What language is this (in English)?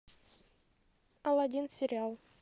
Russian